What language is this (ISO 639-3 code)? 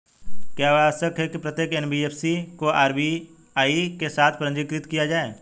hin